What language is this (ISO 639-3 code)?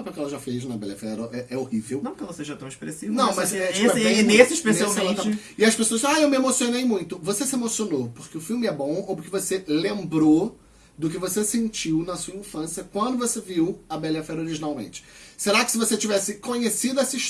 por